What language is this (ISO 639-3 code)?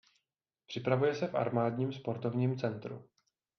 ces